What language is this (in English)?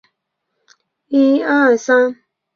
Chinese